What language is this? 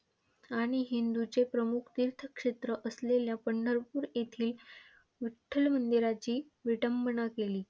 Marathi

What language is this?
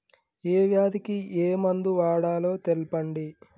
Telugu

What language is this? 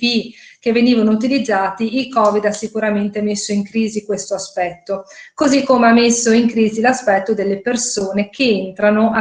Italian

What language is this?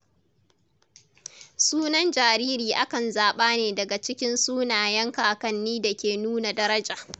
Hausa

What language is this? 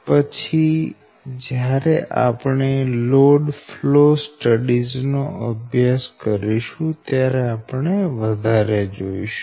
Gujarati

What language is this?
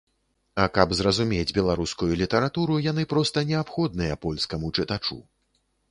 Belarusian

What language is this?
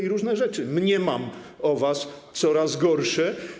Polish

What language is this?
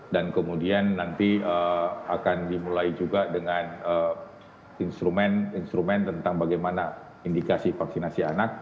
Indonesian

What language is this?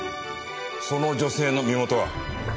Japanese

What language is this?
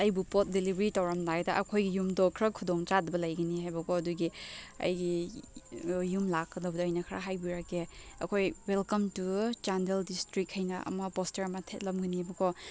Manipuri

